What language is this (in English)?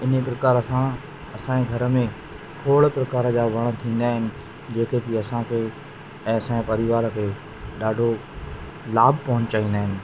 Sindhi